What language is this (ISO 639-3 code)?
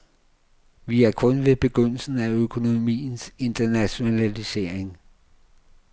dan